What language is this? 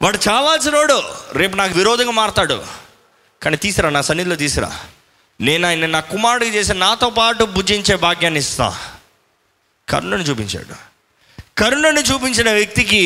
Telugu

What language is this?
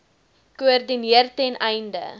Afrikaans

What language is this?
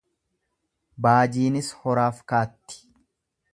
Oromo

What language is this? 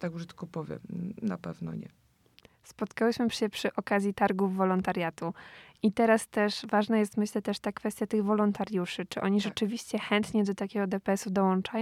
Polish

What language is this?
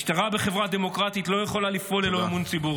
Hebrew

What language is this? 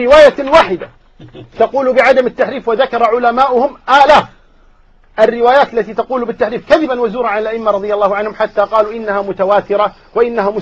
Arabic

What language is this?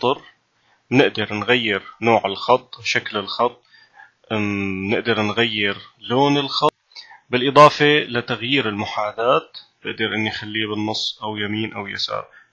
Arabic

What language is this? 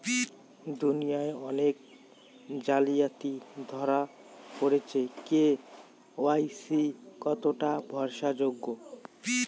Bangla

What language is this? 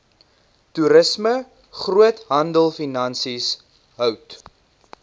Afrikaans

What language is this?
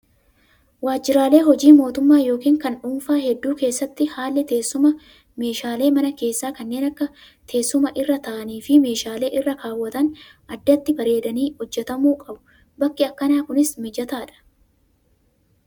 Oromo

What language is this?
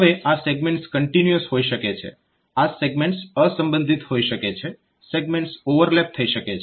Gujarati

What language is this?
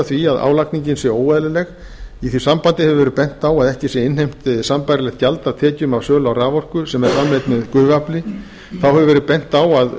Icelandic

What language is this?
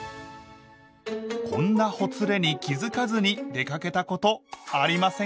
Japanese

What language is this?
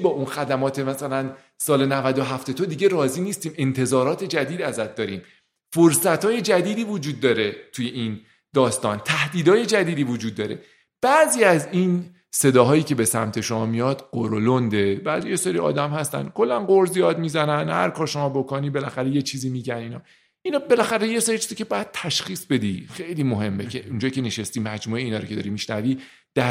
Persian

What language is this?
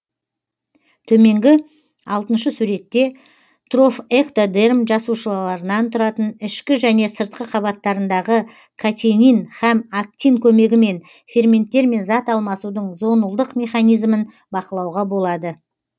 Kazakh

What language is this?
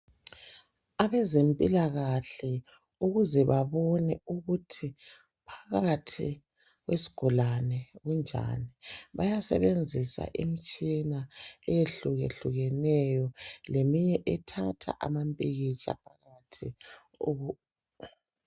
North Ndebele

